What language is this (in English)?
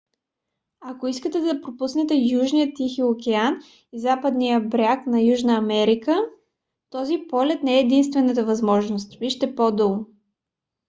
Bulgarian